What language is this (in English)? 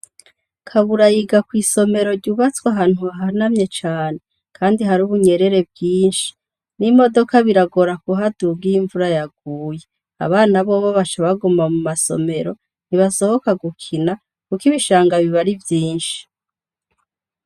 Rundi